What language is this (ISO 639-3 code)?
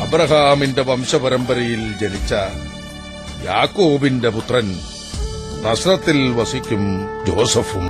mal